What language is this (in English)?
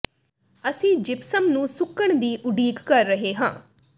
Punjabi